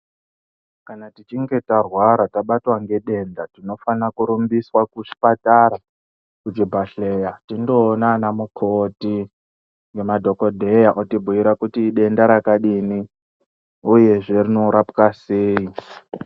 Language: Ndau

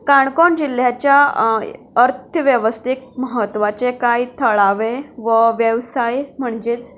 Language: Konkani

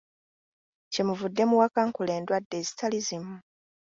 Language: Ganda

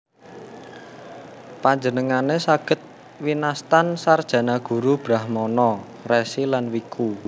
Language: Javanese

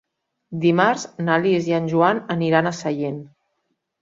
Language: Catalan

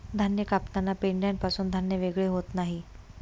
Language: Marathi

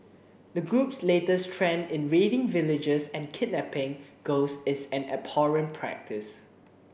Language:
English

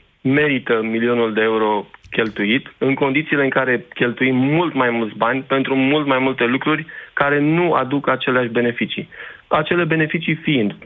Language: Romanian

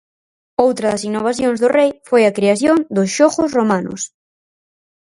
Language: Galician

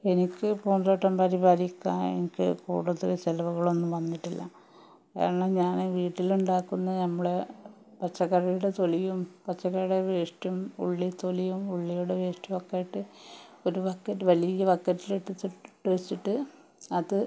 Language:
Malayalam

